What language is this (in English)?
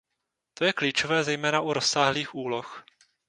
Czech